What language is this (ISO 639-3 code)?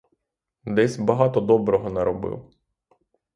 ukr